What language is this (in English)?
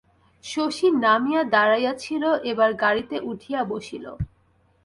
Bangla